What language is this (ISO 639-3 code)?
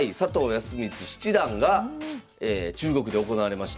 jpn